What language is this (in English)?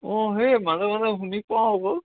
Assamese